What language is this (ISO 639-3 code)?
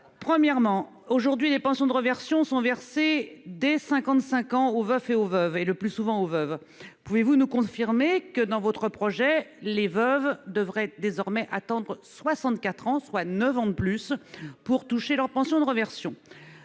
fra